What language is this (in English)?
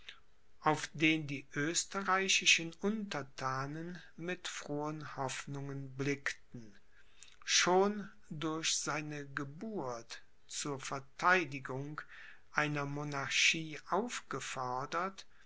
German